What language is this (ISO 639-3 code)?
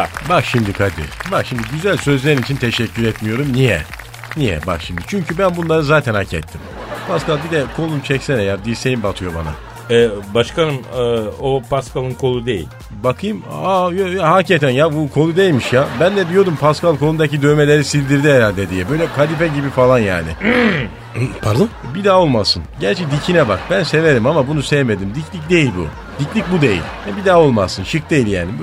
tur